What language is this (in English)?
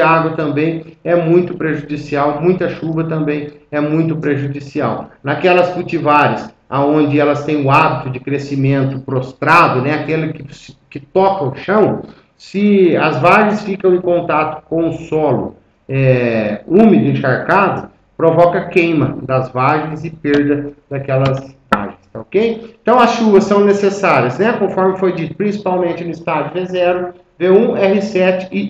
Portuguese